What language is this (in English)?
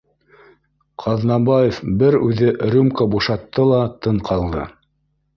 Bashkir